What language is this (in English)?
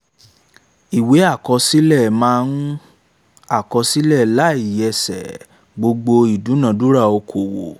Yoruba